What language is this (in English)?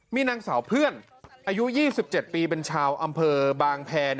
Thai